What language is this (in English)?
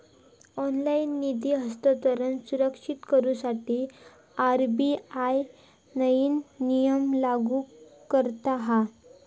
Marathi